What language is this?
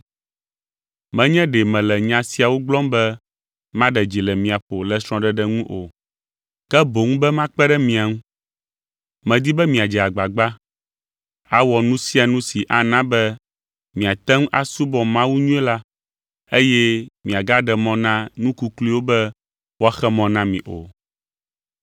Ewe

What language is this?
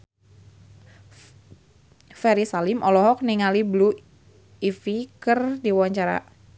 Sundanese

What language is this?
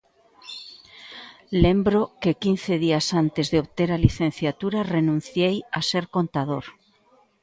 Galician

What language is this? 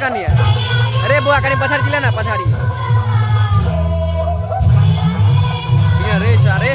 Indonesian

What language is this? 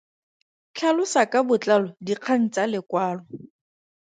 Tswana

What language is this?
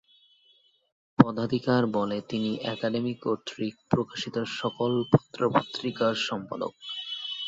Bangla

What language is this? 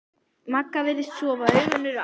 Icelandic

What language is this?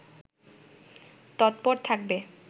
Bangla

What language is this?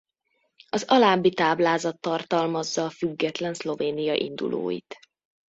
Hungarian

